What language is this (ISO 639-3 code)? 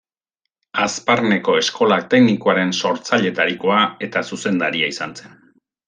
eus